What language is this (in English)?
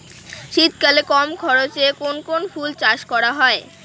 Bangla